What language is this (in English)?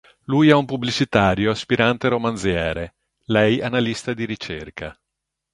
Italian